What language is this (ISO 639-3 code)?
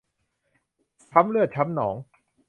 tha